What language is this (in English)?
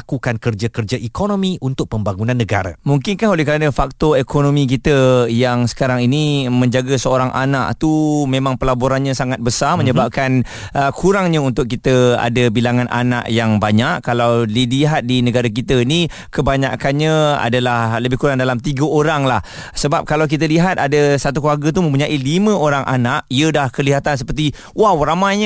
Malay